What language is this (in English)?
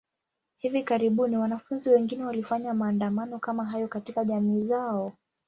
Swahili